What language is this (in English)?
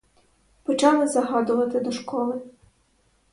Ukrainian